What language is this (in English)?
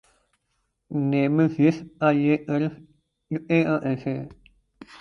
Urdu